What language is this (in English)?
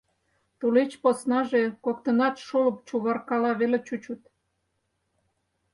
Mari